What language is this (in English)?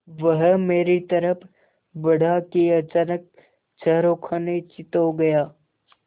Hindi